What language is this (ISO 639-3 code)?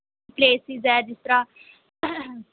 pan